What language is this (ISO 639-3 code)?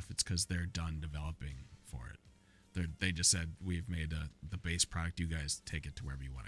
eng